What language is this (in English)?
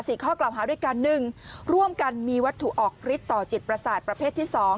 Thai